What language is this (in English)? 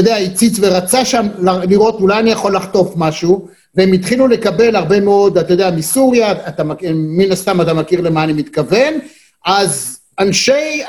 Hebrew